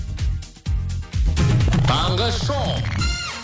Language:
Kazakh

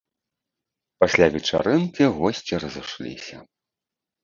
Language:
Belarusian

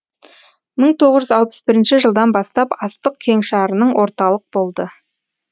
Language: Kazakh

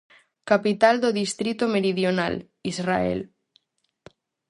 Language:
Galician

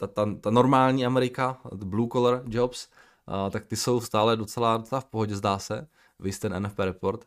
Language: Czech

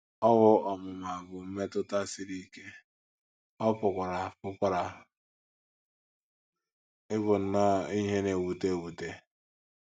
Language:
Igbo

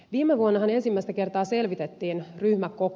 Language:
Finnish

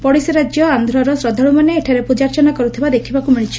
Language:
Odia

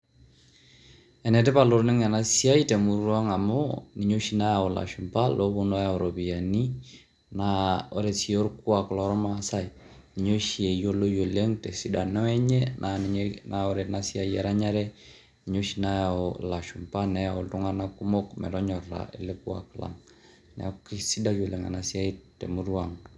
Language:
Masai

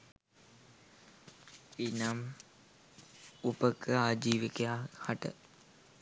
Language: Sinhala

